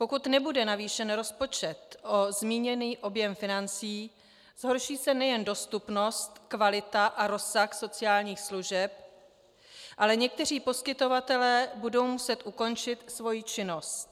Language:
Czech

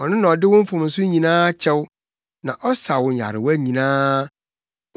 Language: Akan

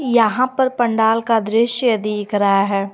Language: Hindi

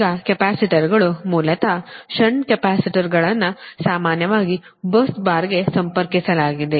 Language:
Kannada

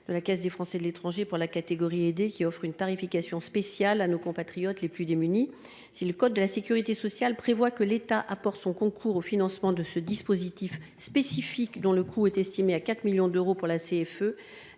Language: French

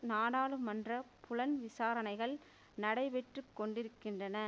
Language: Tamil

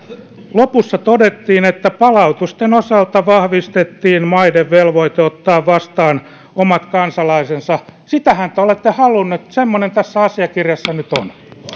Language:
Finnish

